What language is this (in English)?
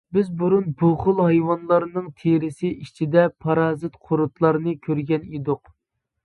Uyghur